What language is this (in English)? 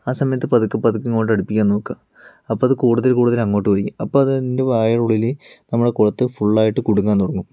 Malayalam